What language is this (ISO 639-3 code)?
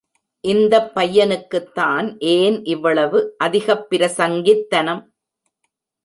tam